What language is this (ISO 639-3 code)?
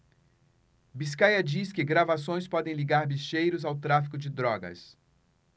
por